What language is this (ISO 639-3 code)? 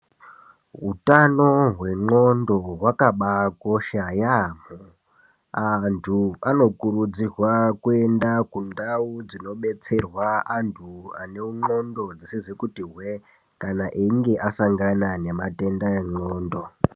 ndc